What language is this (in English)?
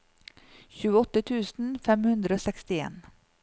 Norwegian